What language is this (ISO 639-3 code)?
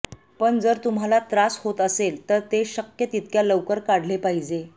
mar